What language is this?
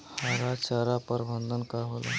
Bhojpuri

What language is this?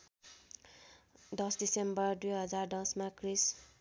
Nepali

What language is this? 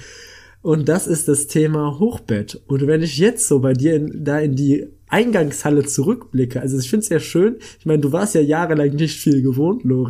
German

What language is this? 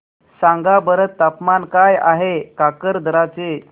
Marathi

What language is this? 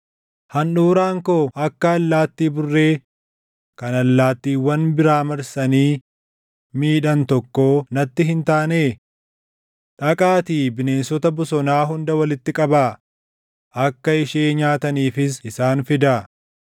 Oromo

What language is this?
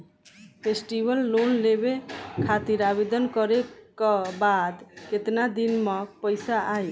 Bhojpuri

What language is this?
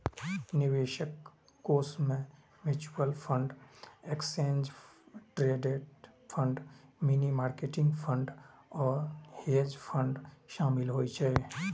Maithili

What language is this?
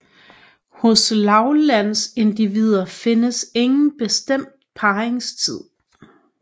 Danish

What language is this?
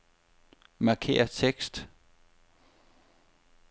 Danish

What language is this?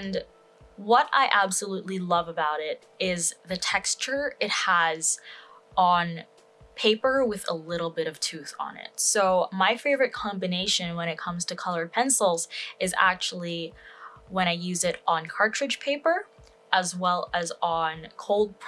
English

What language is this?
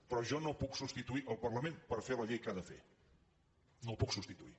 Catalan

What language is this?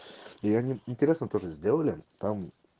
Russian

